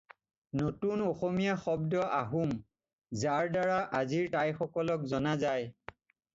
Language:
Assamese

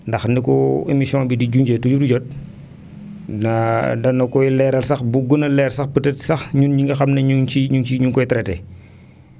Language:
Wolof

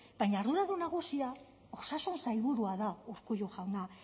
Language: Basque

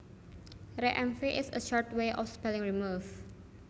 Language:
Javanese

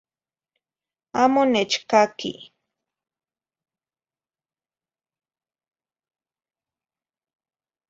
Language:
Zacatlán-Ahuacatlán-Tepetzintla Nahuatl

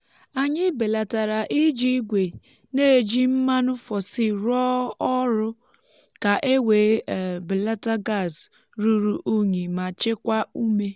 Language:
Igbo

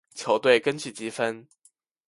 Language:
Chinese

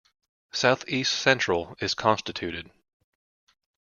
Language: English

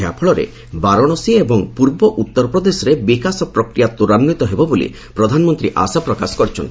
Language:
Odia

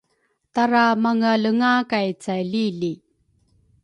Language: Rukai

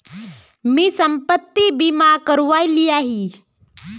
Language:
Magahi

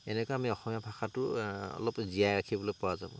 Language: Assamese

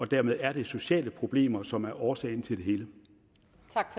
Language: Danish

